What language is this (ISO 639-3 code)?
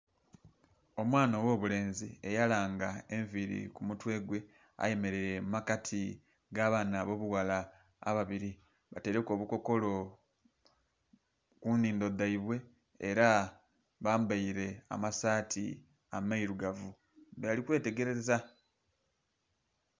xog